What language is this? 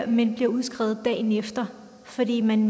Danish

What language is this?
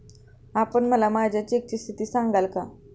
Marathi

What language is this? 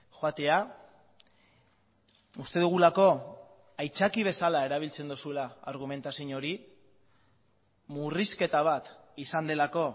Basque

